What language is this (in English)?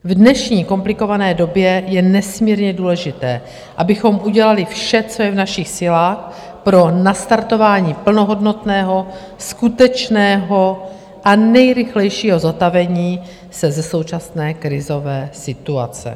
Czech